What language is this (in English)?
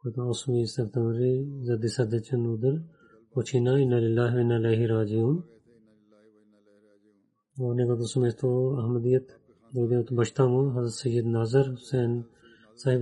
Bulgarian